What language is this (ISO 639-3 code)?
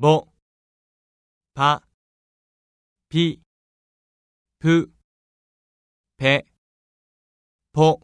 jpn